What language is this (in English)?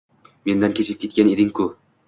Uzbek